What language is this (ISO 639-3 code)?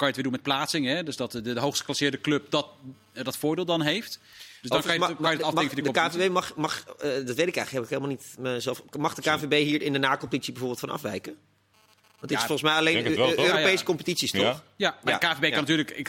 nld